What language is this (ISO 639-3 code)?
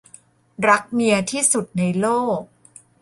tha